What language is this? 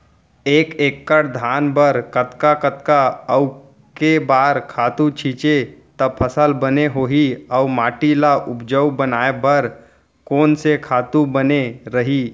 Chhattisgarhi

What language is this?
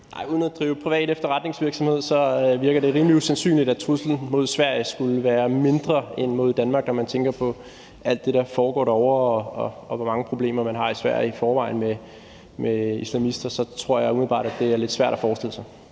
Danish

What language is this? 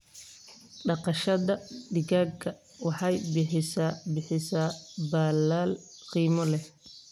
Somali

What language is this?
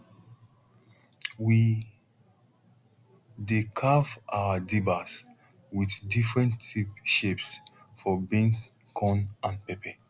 Nigerian Pidgin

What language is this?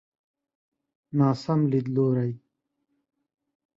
Pashto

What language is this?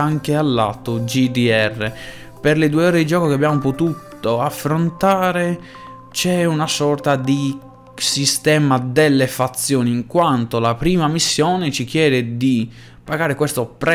Italian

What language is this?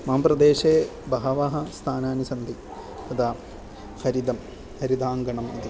Sanskrit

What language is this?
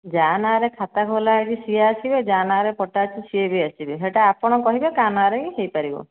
Odia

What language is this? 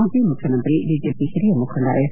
Kannada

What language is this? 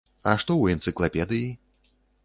Belarusian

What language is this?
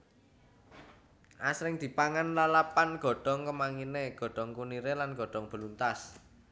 Javanese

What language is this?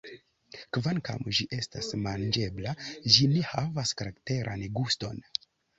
Esperanto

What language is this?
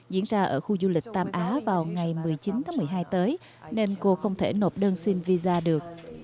Vietnamese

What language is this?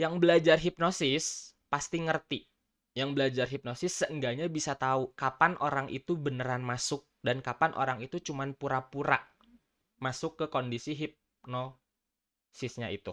Indonesian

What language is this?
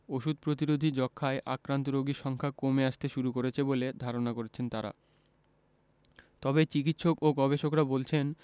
Bangla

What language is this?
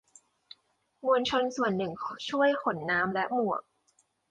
Thai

